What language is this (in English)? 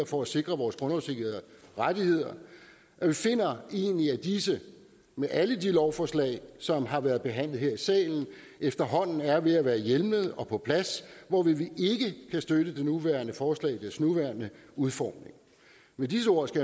Danish